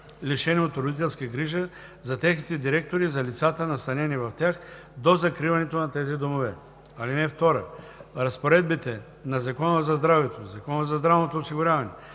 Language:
Bulgarian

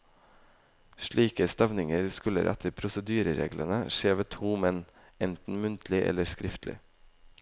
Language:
Norwegian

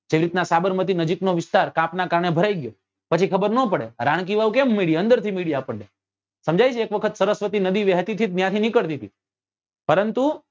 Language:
Gujarati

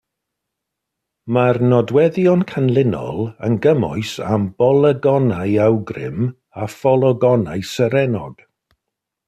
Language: Welsh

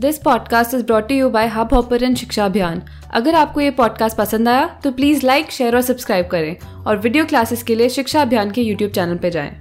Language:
Hindi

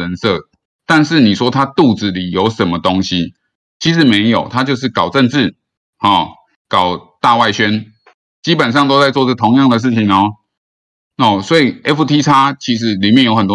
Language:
Chinese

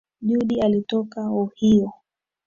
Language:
Swahili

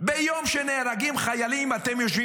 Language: Hebrew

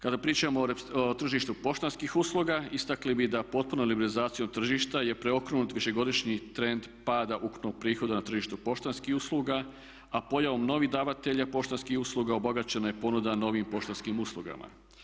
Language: Croatian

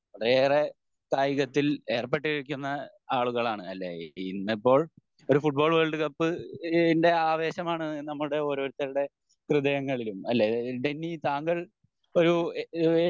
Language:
Malayalam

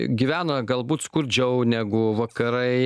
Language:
Lithuanian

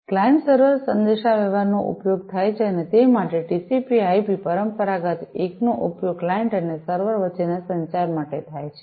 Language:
Gujarati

